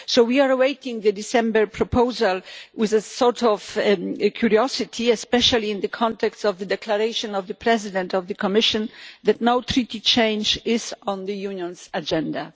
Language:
English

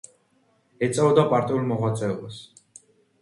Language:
Georgian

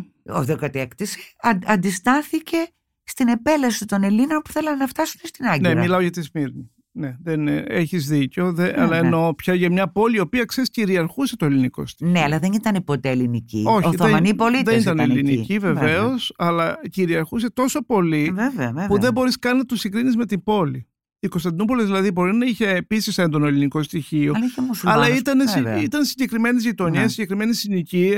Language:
Greek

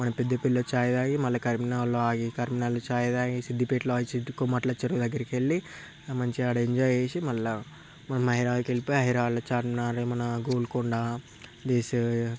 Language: Telugu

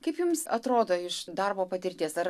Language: Lithuanian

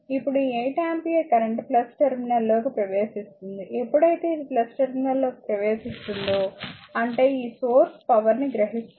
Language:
Telugu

